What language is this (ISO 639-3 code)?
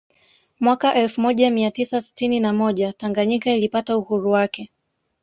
swa